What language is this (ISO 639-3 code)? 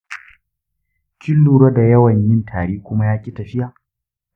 hau